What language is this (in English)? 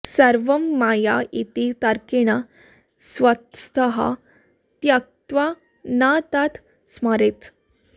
Sanskrit